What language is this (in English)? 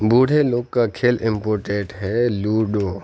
Urdu